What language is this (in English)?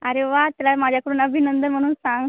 Marathi